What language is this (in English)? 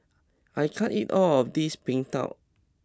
English